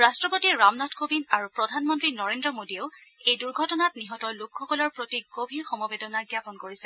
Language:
Assamese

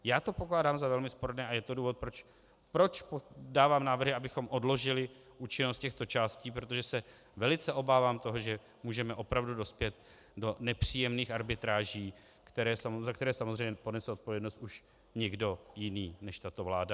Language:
Czech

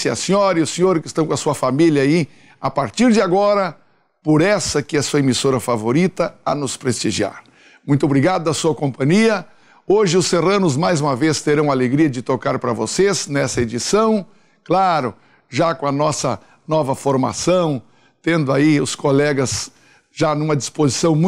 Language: Portuguese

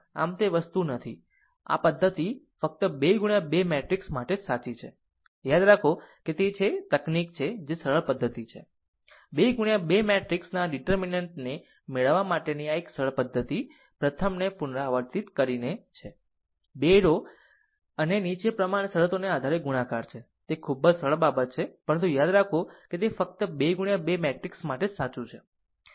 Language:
Gujarati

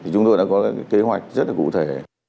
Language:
Vietnamese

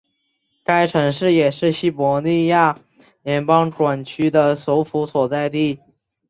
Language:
Chinese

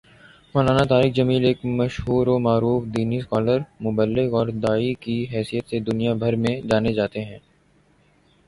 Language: Urdu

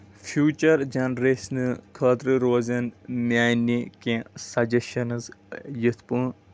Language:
Kashmiri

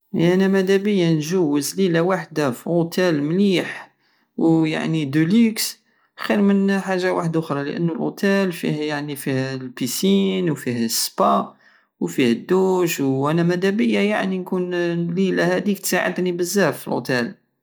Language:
Algerian Saharan Arabic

